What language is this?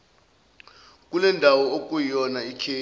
Zulu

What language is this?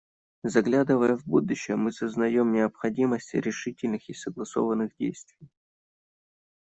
Russian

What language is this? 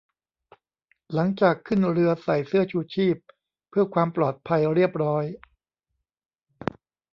Thai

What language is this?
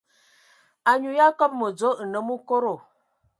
Ewondo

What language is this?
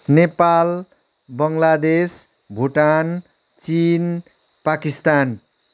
Nepali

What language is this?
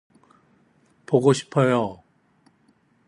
Korean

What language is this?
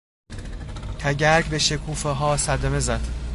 Persian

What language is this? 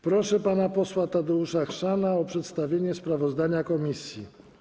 Polish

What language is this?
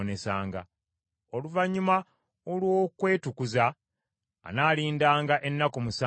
Ganda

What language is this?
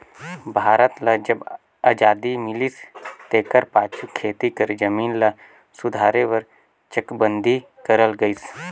Chhattisgarhi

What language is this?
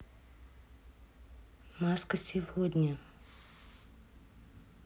Russian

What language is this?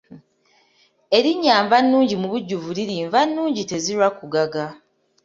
Ganda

